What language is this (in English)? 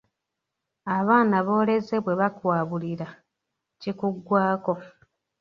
Ganda